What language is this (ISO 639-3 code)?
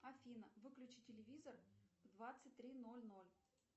rus